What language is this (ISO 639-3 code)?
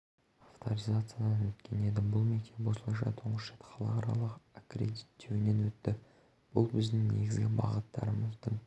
kaz